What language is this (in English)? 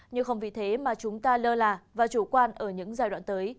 Vietnamese